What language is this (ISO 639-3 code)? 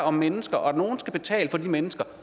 dan